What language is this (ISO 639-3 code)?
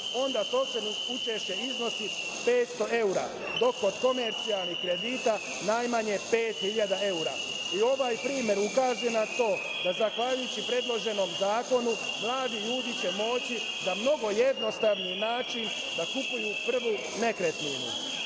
srp